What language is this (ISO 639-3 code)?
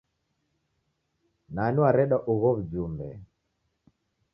dav